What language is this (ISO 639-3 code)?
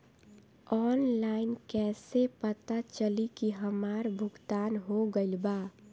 bho